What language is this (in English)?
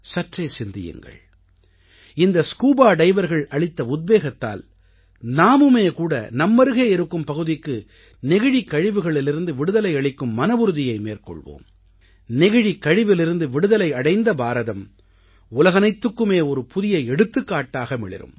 Tamil